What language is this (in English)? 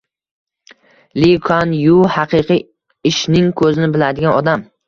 Uzbek